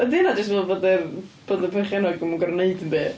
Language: Welsh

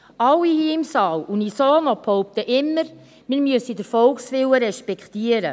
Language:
Swiss German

